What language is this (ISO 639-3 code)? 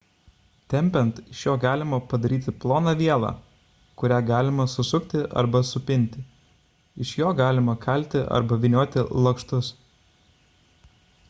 lit